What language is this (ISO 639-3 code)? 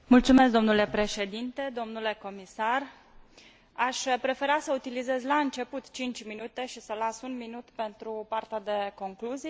ron